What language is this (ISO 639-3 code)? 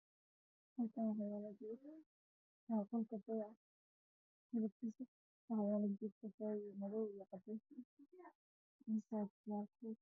som